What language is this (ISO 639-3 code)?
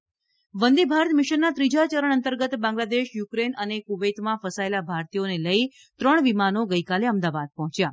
guj